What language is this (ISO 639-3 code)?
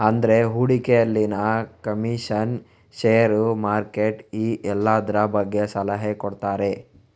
kan